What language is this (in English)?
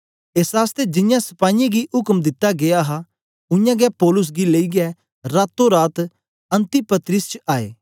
Dogri